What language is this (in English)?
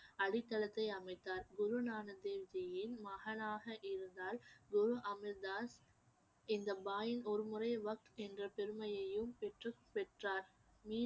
Tamil